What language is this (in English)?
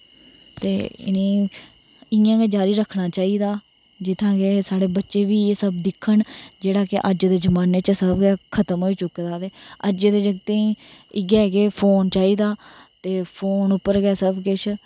Dogri